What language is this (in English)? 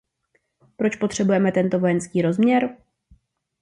Czech